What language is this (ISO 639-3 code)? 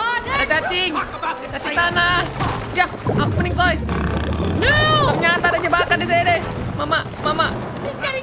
ind